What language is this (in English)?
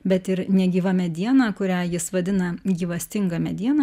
Lithuanian